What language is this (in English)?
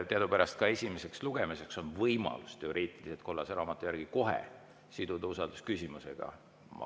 Estonian